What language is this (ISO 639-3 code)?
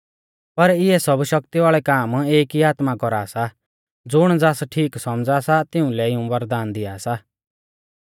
bfz